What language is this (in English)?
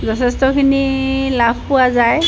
Assamese